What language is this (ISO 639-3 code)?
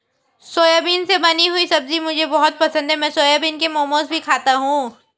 hin